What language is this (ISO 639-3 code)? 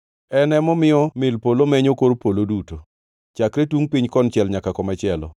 luo